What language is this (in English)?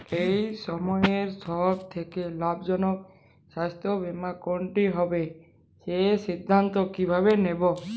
Bangla